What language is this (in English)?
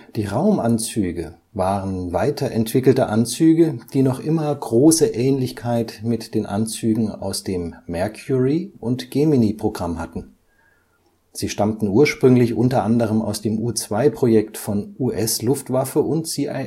German